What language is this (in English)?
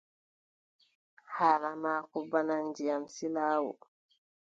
Adamawa Fulfulde